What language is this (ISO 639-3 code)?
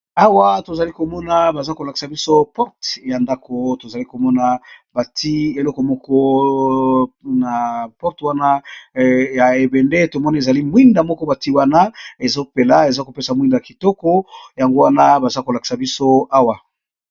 lin